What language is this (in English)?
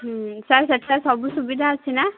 Odia